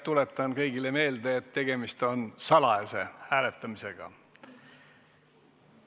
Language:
Estonian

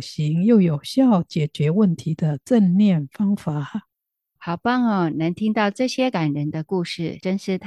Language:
Chinese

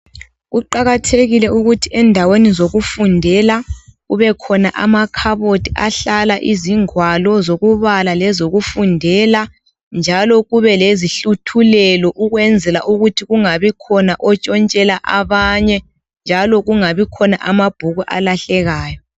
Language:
North Ndebele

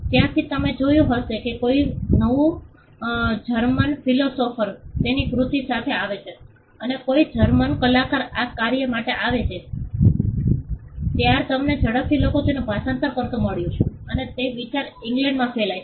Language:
Gujarati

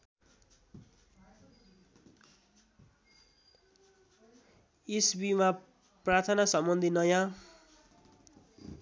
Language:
Nepali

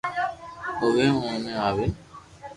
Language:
Loarki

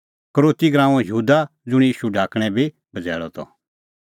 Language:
Kullu Pahari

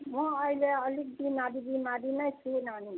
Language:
Nepali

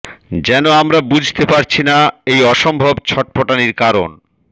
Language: Bangla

